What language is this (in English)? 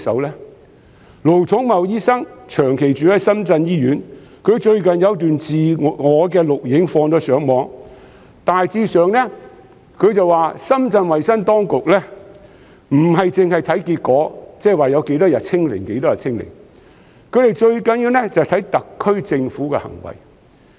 Cantonese